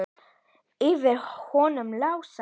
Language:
Icelandic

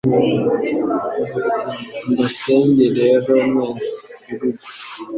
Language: Kinyarwanda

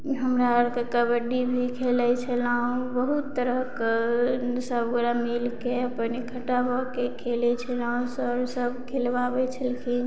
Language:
Maithili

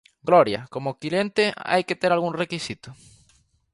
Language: Galician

